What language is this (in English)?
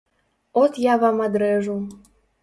Belarusian